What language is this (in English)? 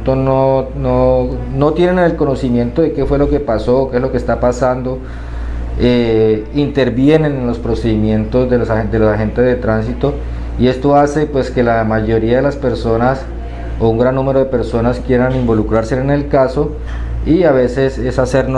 Spanish